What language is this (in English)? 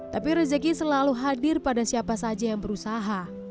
Indonesian